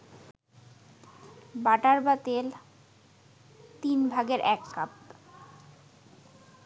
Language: Bangla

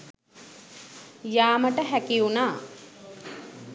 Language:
Sinhala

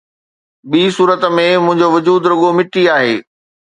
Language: Sindhi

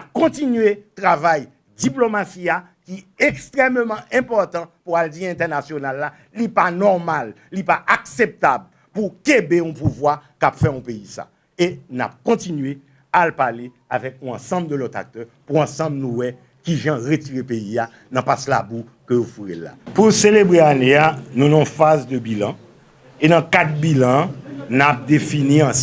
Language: French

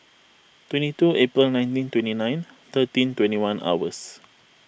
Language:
English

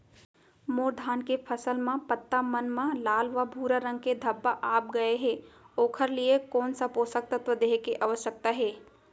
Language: Chhattisgarhi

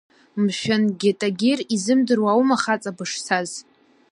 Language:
Abkhazian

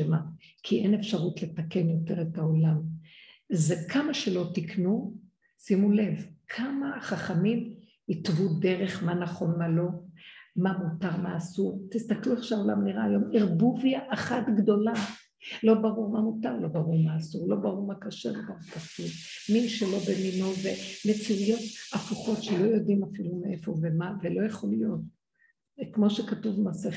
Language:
Hebrew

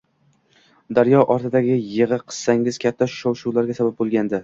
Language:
Uzbek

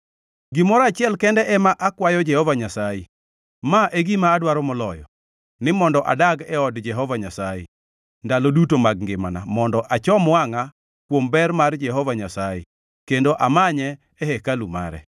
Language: Luo (Kenya and Tanzania)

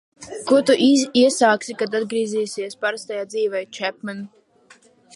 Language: Latvian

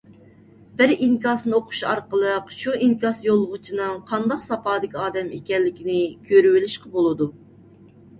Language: Uyghur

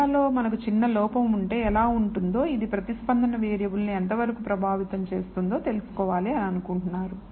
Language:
Telugu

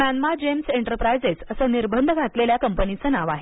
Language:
Marathi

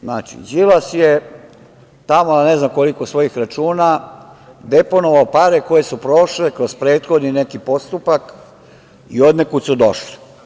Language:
Serbian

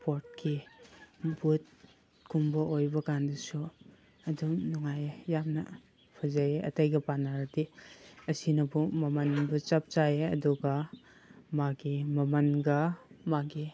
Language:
Manipuri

